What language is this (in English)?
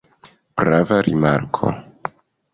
Esperanto